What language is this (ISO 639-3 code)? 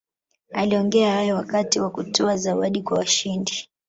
swa